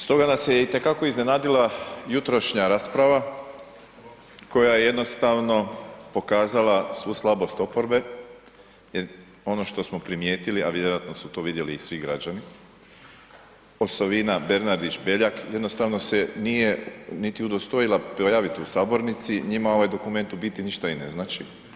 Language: Croatian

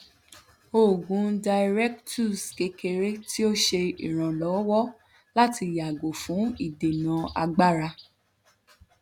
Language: Yoruba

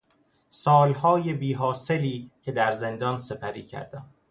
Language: Persian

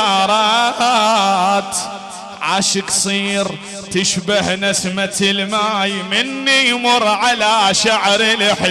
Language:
Arabic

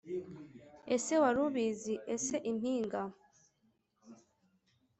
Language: Kinyarwanda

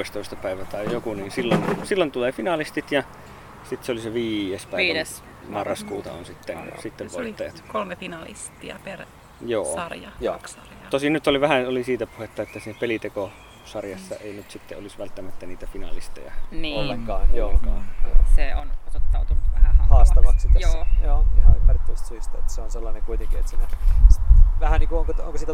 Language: Finnish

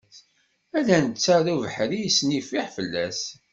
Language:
Kabyle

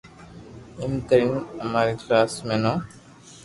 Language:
Loarki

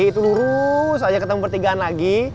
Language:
Indonesian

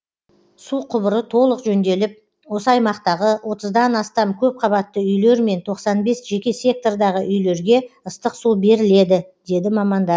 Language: Kazakh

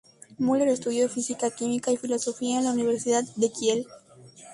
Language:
Spanish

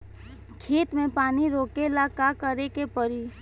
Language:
Bhojpuri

